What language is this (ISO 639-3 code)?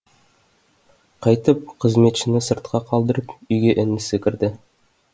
kaz